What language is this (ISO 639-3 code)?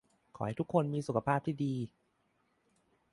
tha